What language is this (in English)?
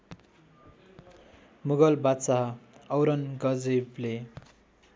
Nepali